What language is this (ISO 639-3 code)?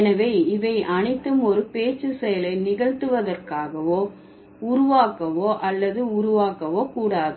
tam